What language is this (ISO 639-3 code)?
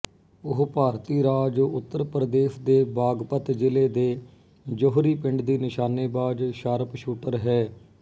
pan